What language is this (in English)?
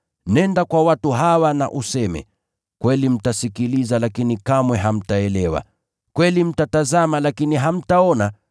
Swahili